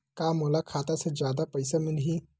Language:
Chhattisgarhi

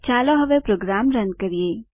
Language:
Gujarati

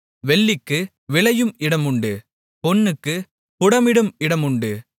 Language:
Tamil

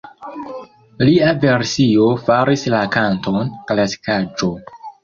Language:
Esperanto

